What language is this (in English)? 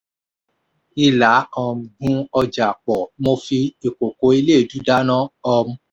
Yoruba